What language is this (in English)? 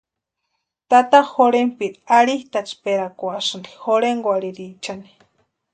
Western Highland Purepecha